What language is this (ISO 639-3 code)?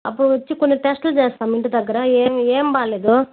tel